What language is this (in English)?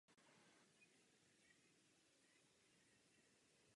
Czech